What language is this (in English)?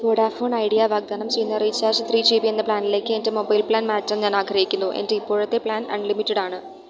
Malayalam